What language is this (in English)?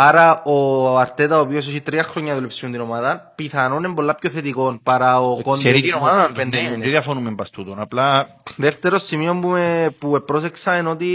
Greek